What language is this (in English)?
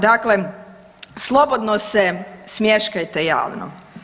Croatian